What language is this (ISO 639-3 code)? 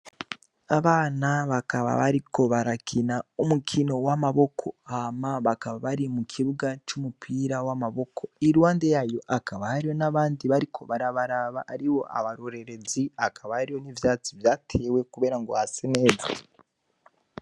run